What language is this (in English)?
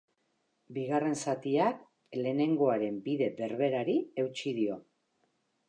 Basque